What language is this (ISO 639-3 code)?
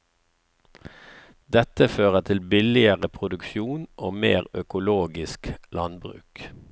nor